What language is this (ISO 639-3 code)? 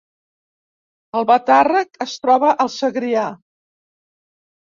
cat